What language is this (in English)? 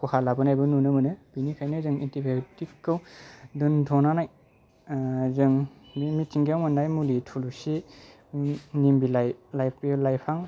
Bodo